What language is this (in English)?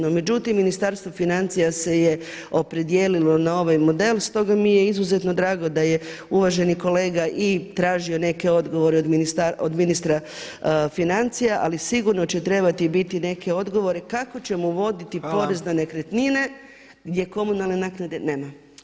Croatian